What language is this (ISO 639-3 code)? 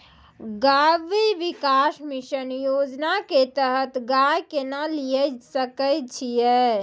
mai